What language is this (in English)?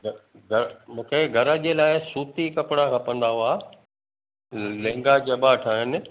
Sindhi